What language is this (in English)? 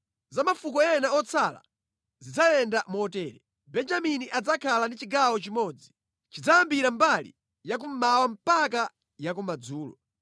Nyanja